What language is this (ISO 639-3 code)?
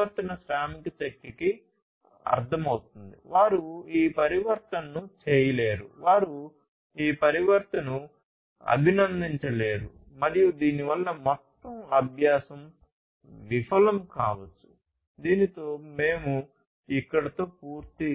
tel